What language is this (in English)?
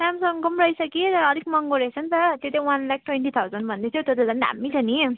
Nepali